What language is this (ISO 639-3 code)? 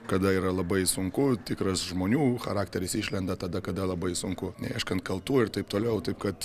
lit